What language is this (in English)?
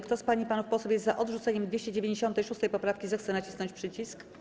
Polish